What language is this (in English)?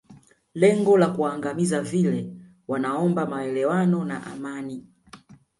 Swahili